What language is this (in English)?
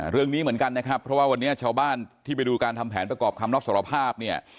Thai